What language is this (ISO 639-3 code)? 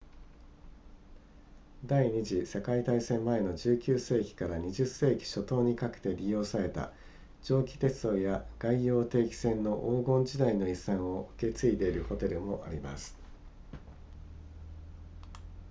jpn